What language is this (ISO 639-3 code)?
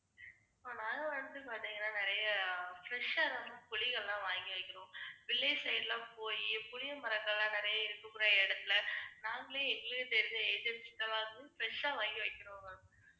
tam